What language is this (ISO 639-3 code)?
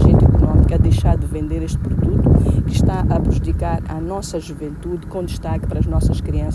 por